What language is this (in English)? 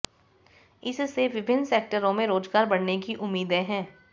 Hindi